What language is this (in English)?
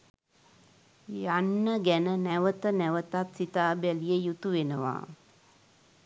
Sinhala